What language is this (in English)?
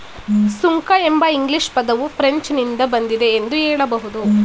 Kannada